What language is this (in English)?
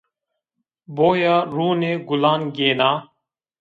Zaza